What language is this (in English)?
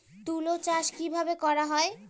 Bangla